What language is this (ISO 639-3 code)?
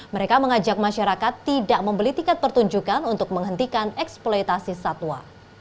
ind